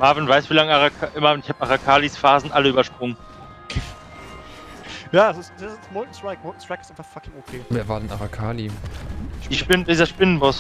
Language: German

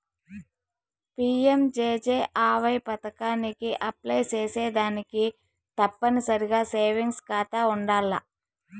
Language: Telugu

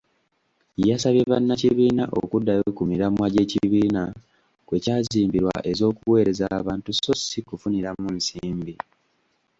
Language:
Ganda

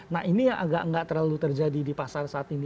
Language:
Indonesian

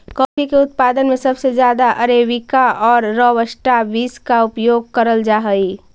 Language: Magahi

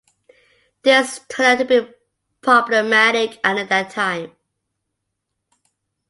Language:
English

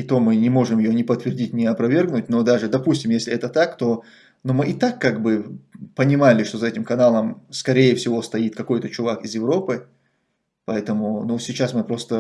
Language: Russian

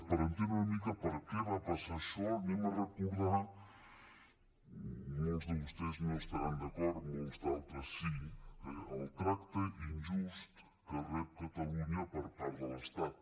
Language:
Catalan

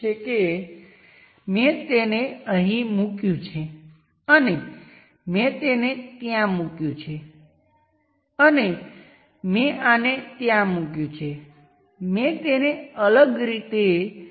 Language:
Gujarati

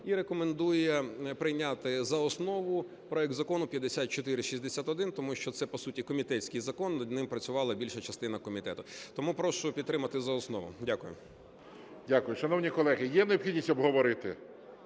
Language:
Ukrainian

